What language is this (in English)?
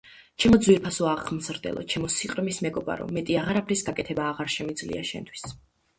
Georgian